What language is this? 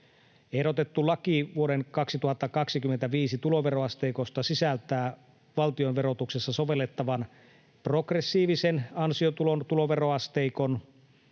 Finnish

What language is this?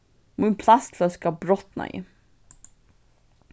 Faroese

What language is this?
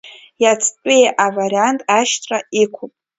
Abkhazian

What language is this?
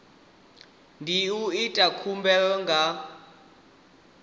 Venda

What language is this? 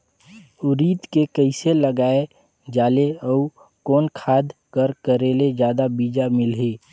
Chhattisgarhi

